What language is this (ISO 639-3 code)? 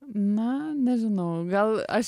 lit